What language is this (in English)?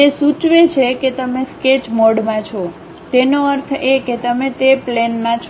Gujarati